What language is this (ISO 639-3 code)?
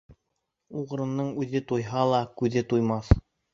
bak